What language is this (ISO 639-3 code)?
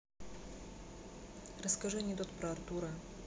rus